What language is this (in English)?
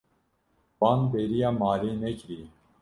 Kurdish